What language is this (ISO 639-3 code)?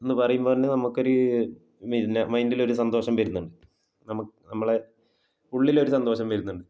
mal